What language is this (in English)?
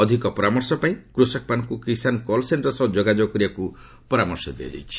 Odia